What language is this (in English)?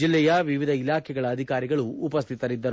Kannada